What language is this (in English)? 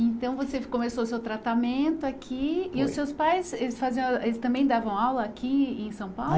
Portuguese